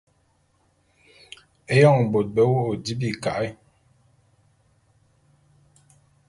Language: Bulu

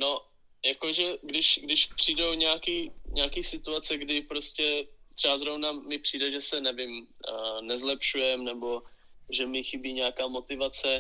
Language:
Czech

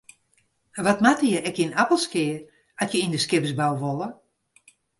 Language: Western Frisian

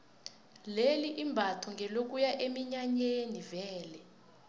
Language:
South Ndebele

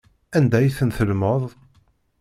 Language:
Kabyle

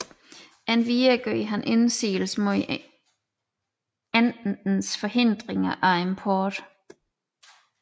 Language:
Danish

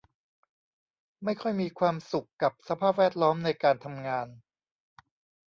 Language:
Thai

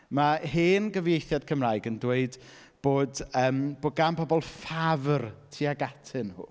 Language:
Welsh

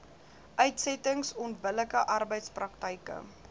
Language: Afrikaans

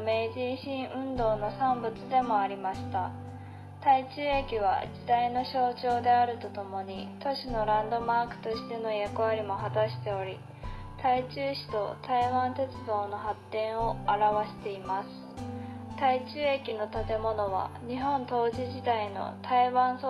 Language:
Japanese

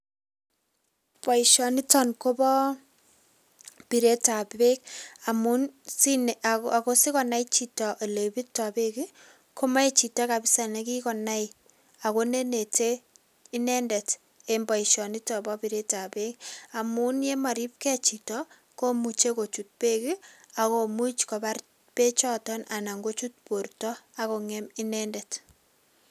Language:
Kalenjin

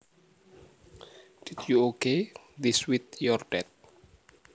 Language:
Javanese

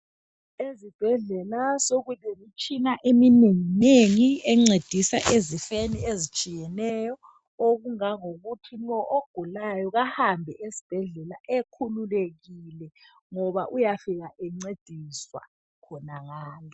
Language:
North Ndebele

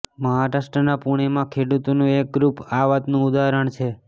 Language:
Gujarati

